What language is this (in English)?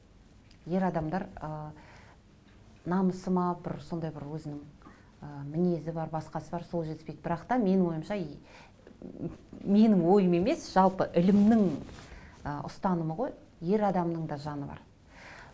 Kazakh